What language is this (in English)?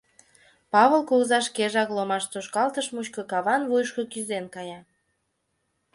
Mari